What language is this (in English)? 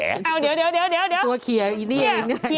Thai